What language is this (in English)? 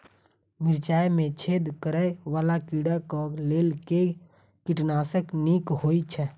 Maithili